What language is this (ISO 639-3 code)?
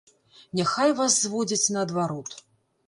bel